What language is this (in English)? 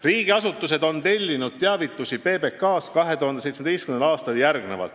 Estonian